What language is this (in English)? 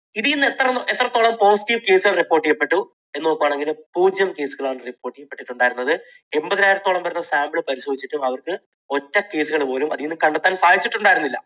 Malayalam